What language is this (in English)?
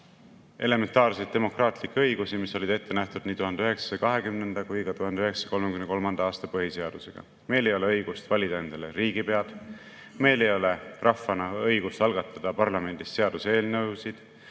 Estonian